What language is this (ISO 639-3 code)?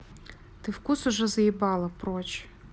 rus